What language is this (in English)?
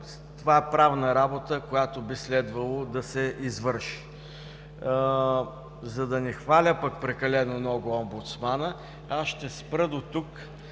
Bulgarian